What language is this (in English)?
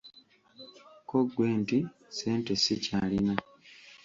Ganda